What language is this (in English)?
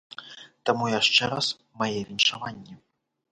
Belarusian